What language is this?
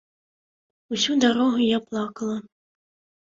Belarusian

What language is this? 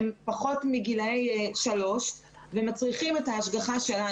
Hebrew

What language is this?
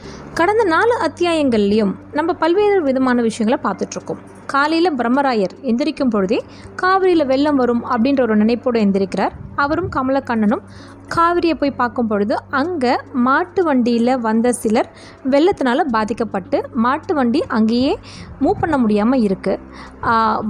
Tamil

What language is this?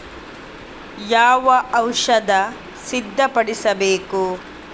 Kannada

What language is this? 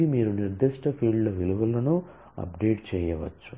Telugu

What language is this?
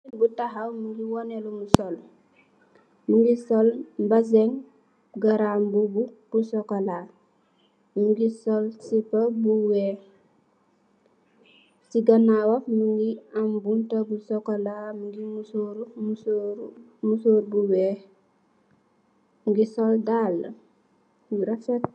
Wolof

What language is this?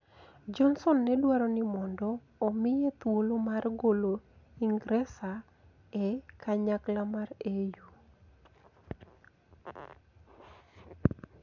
Luo (Kenya and Tanzania)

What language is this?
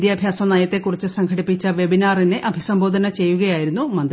Malayalam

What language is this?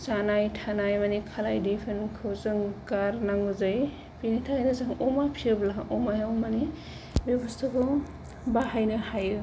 Bodo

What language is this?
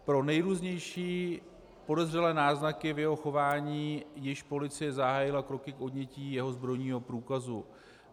Czech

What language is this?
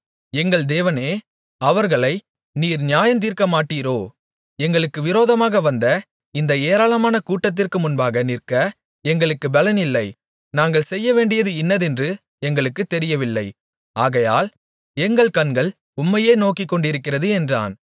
Tamil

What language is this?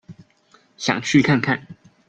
Chinese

